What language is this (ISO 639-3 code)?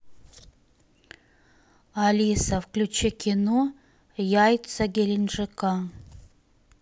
rus